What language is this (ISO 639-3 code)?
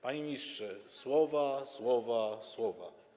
pol